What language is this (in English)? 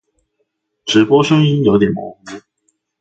Chinese